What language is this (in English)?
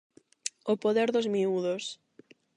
Galician